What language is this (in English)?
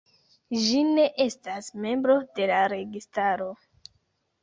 Esperanto